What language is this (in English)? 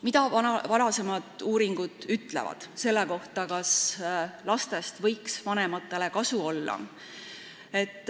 Estonian